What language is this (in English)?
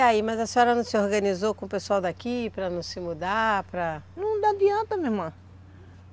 Portuguese